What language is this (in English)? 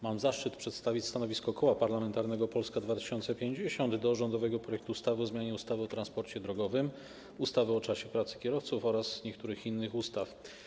Polish